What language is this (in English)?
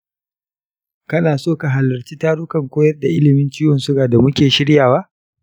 Hausa